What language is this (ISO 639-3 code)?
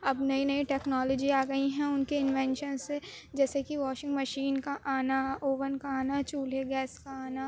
urd